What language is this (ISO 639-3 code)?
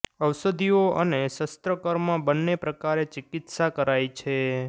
guj